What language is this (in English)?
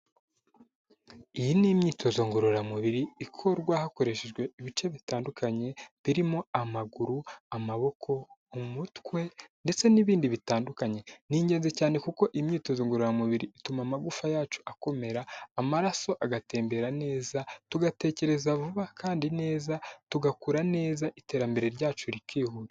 Kinyarwanda